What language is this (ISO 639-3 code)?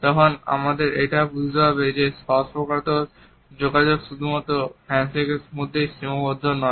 ben